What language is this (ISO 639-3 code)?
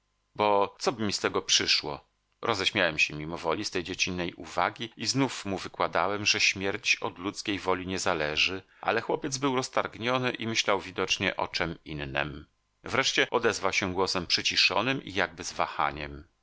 pol